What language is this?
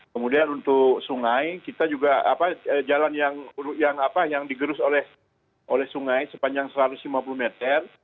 Indonesian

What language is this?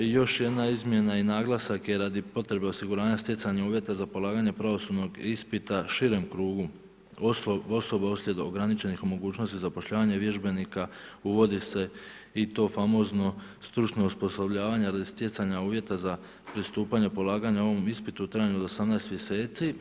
Croatian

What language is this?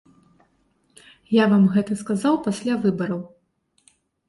Belarusian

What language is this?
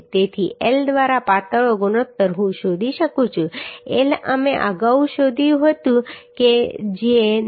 Gujarati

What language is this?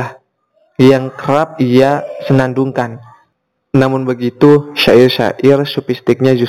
Indonesian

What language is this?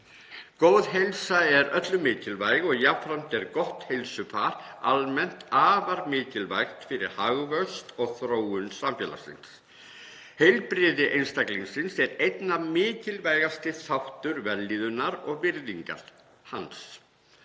Icelandic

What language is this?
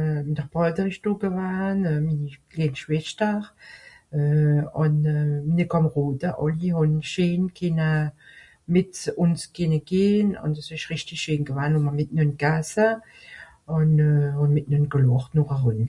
Swiss German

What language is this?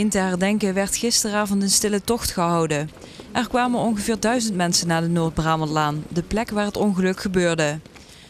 Dutch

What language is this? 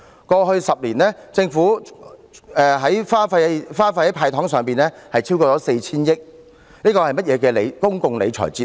Cantonese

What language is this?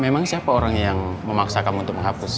Indonesian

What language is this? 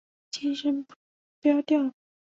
Chinese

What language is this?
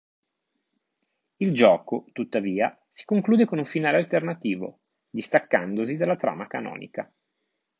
Italian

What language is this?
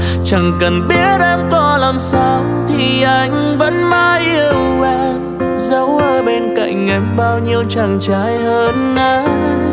Vietnamese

